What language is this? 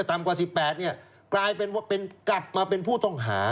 Thai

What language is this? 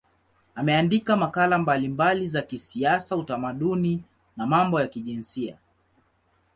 Swahili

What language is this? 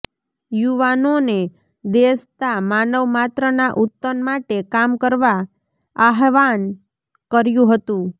Gujarati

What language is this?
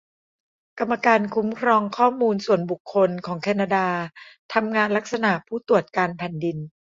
Thai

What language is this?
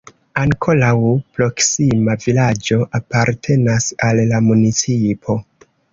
Esperanto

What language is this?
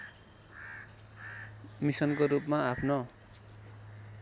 Nepali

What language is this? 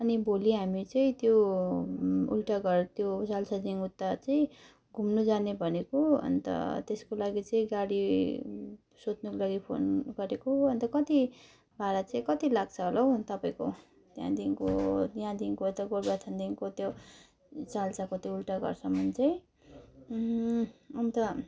Nepali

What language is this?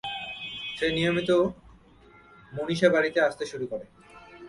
Bangla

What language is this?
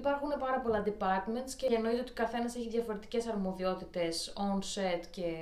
Greek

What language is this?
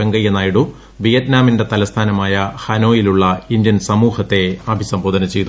Malayalam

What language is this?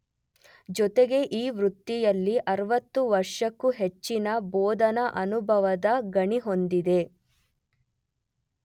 Kannada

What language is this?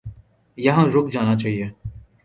Urdu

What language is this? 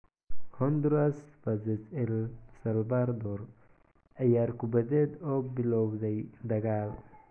Somali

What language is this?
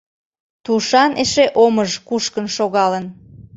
Mari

